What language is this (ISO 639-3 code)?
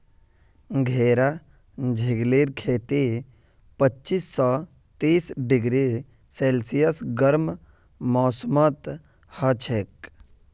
mag